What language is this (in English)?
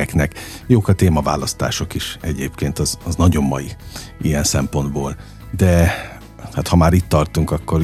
Hungarian